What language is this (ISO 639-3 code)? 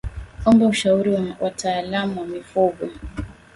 swa